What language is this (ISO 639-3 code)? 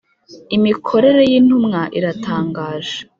kin